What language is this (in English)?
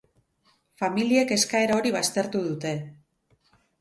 Basque